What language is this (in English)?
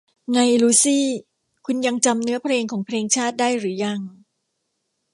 Thai